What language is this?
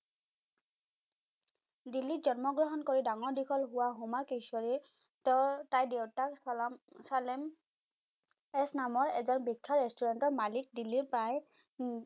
Assamese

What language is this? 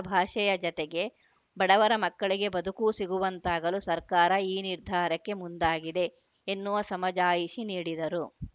Kannada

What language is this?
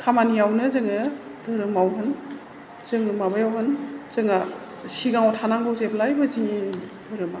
Bodo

